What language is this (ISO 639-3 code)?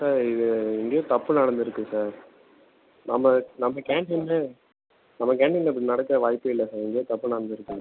tam